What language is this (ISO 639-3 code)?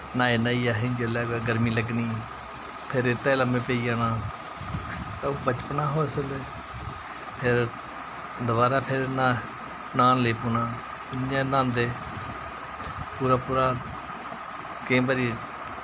doi